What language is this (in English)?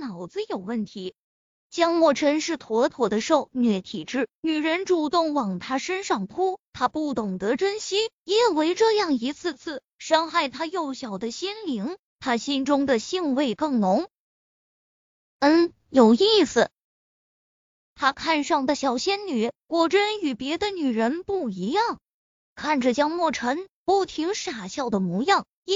Chinese